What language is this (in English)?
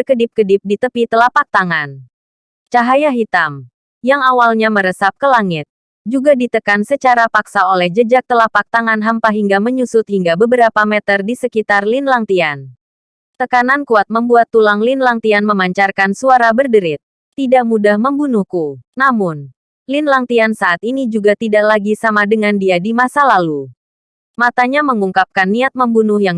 Indonesian